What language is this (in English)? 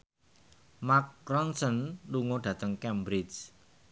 Javanese